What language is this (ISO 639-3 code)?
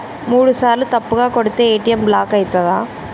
tel